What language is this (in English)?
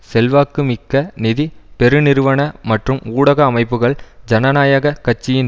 Tamil